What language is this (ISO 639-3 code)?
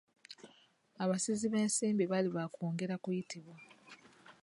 lug